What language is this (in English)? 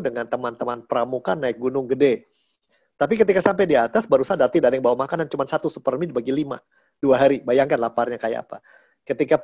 Indonesian